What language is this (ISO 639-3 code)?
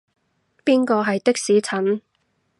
yue